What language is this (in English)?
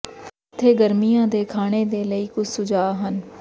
Punjabi